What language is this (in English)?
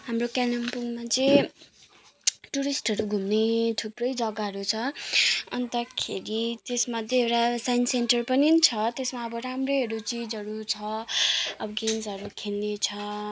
Nepali